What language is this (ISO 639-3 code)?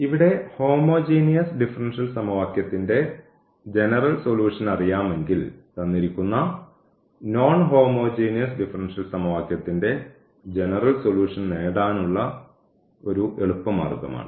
mal